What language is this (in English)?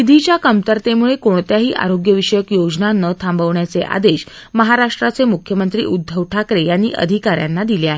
Marathi